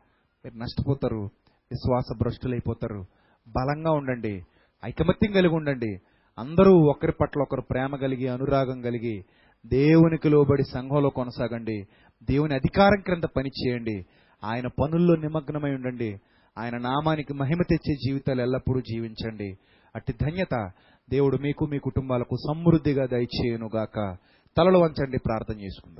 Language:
Telugu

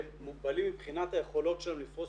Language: Hebrew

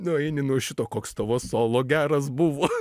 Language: Lithuanian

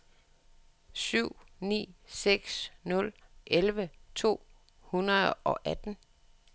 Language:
Danish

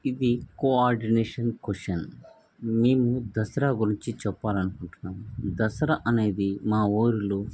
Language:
Telugu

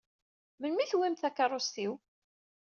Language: Kabyle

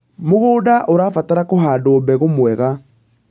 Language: Kikuyu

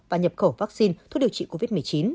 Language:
Vietnamese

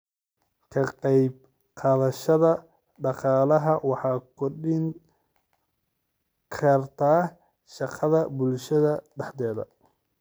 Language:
Somali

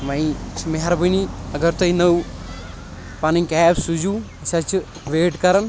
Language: Kashmiri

